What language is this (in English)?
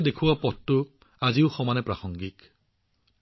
Assamese